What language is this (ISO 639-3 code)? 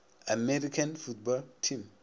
nso